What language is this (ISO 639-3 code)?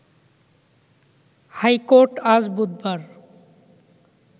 ben